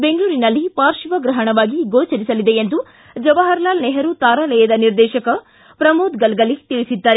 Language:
Kannada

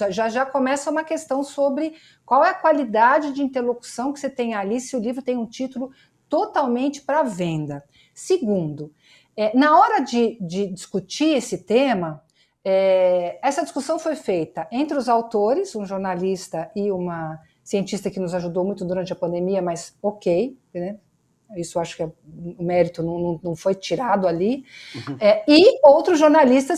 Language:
Portuguese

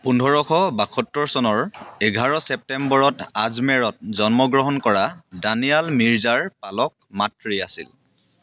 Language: Assamese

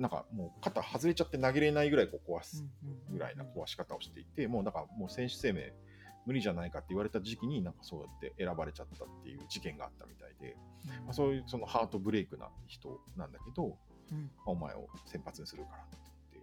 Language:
Japanese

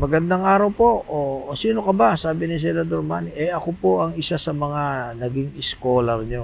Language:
Filipino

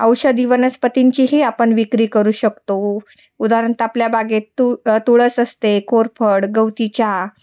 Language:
Marathi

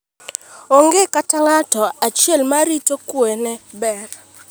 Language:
Luo (Kenya and Tanzania)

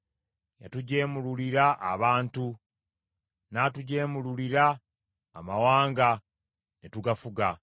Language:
Ganda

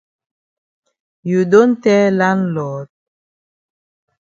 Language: Cameroon Pidgin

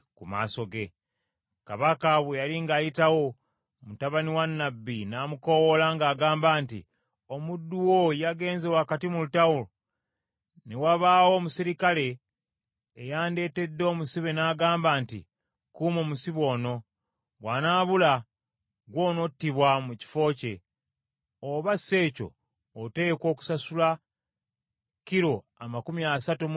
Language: Ganda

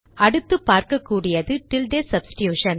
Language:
Tamil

